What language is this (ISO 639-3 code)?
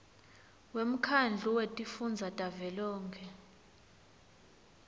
ssw